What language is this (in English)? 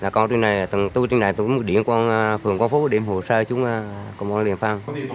Vietnamese